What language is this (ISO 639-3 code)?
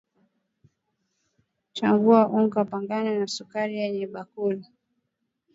swa